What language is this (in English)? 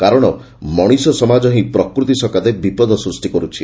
Odia